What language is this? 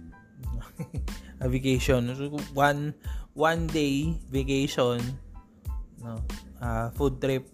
Filipino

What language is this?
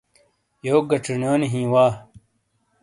Shina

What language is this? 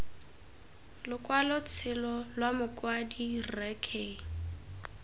Tswana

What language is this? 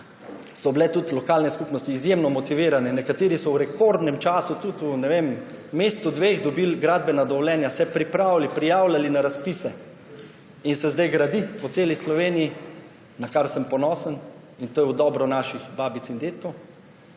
Slovenian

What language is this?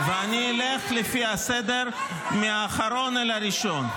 Hebrew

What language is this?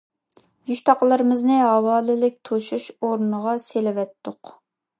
Uyghur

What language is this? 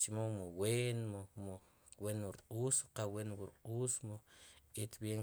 Sipacapense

